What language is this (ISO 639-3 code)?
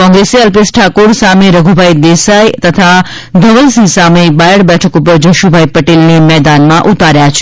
guj